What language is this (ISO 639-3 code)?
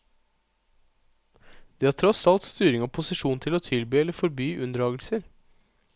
nor